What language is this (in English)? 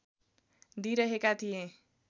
Nepali